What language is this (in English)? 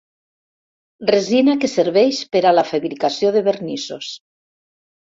Catalan